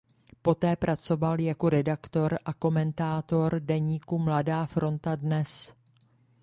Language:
Czech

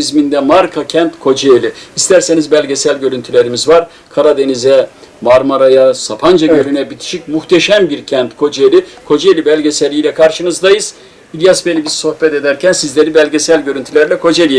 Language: Turkish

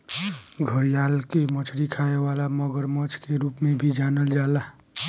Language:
Bhojpuri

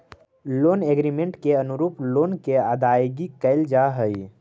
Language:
Magahi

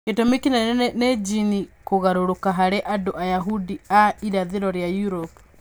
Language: Kikuyu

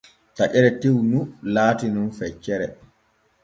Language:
Borgu Fulfulde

